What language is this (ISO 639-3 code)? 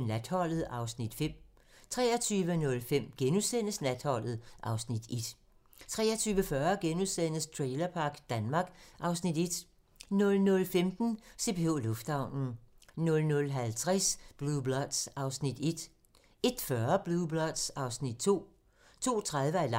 dan